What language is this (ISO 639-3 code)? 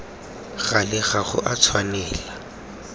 tsn